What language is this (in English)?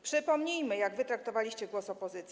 Polish